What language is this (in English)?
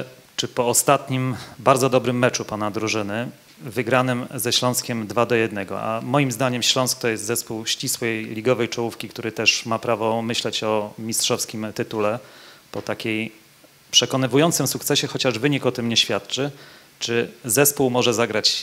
Polish